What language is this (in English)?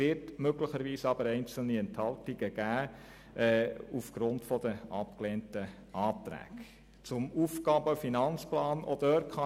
Swiss German